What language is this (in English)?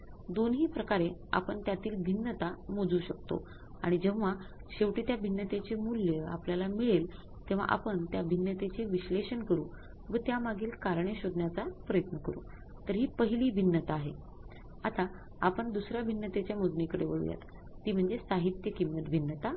Marathi